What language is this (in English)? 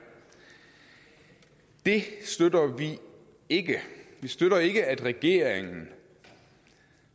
Danish